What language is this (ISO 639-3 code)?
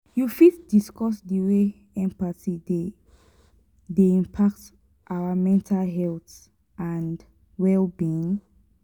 pcm